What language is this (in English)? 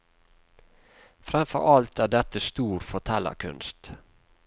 Norwegian